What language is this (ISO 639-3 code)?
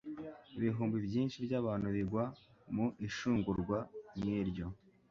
kin